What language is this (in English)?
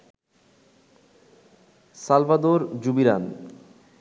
Bangla